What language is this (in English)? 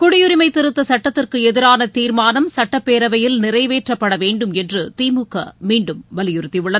Tamil